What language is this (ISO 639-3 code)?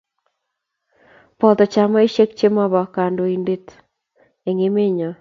kln